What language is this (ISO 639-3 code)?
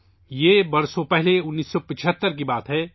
urd